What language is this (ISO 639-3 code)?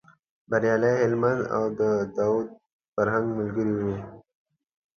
pus